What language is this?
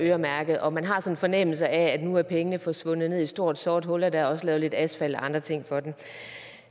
Danish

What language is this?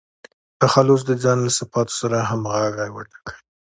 Pashto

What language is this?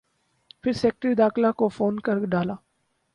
Urdu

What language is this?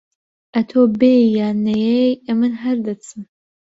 Central Kurdish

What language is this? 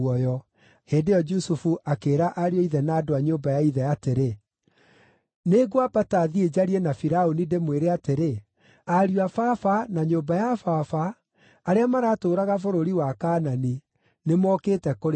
Kikuyu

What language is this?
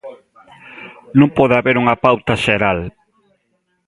Galician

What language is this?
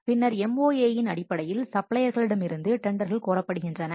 Tamil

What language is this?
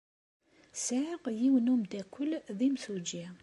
Kabyle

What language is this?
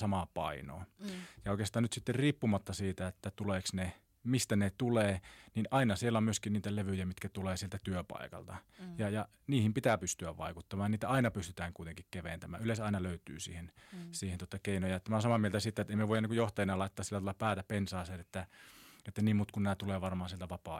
Finnish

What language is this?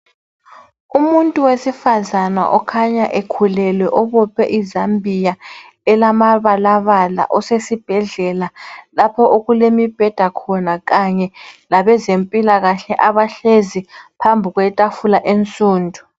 North Ndebele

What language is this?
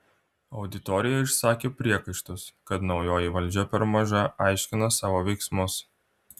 Lithuanian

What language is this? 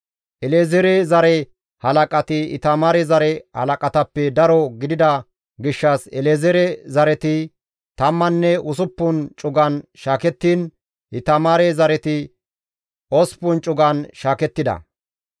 Gamo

